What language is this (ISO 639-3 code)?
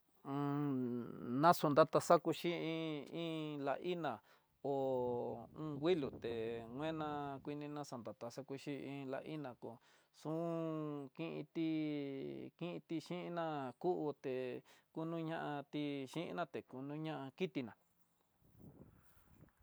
mtx